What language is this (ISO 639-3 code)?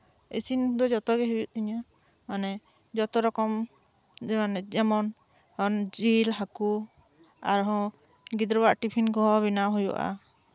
sat